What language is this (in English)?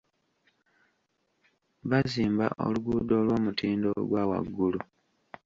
Ganda